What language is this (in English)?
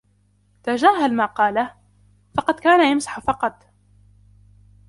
Arabic